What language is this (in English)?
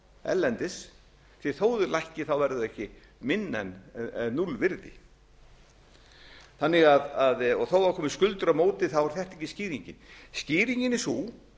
Icelandic